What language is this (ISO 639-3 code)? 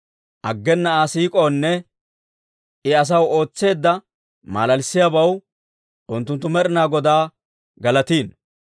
dwr